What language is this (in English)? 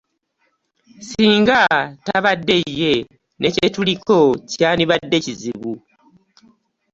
Ganda